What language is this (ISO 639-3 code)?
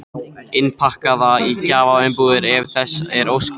isl